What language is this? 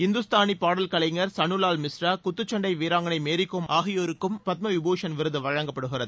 Tamil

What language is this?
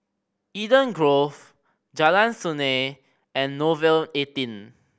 English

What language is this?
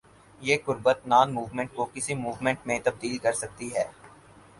Urdu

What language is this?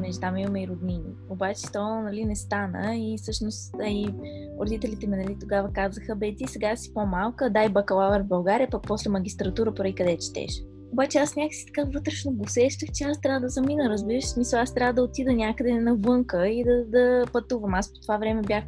Bulgarian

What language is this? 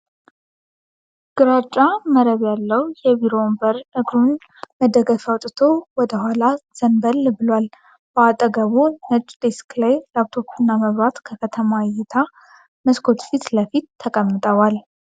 Amharic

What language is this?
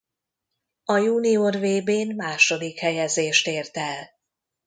Hungarian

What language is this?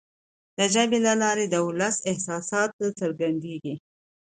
Pashto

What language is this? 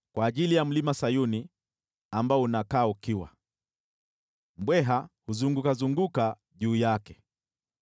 Swahili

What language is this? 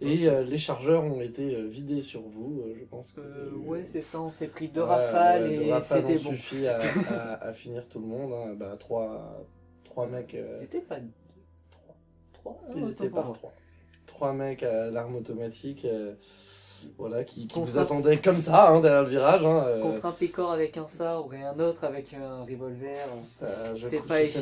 French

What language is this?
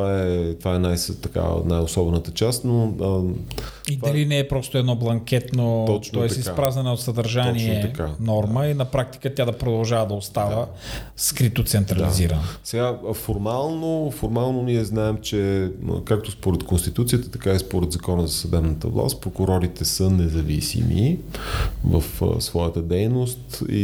Bulgarian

